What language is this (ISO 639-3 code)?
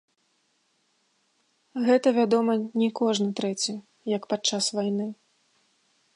bel